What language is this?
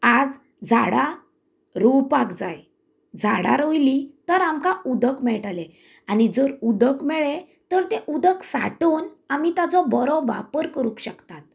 Konkani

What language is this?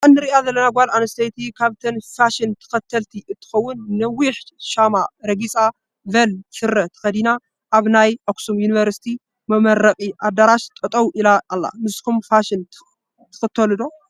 Tigrinya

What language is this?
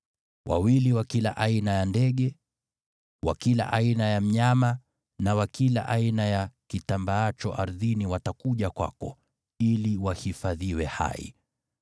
Swahili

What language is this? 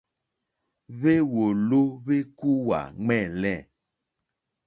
Mokpwe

